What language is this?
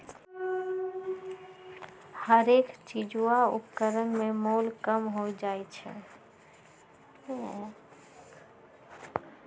Magahi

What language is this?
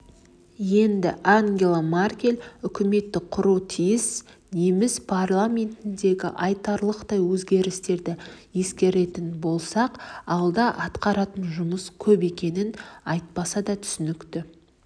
Kazakh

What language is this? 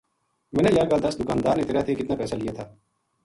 Gujari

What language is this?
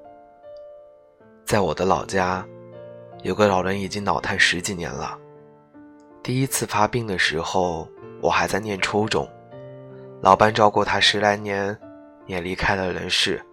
Chinese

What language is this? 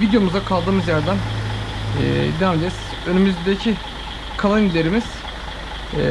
Turkish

